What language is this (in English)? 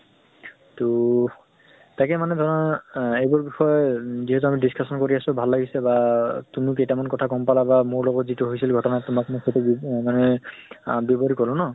Assamese